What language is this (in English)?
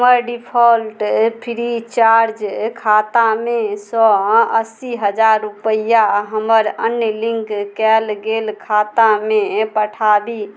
Maithili